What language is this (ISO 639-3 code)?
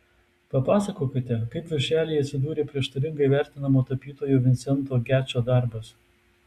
lit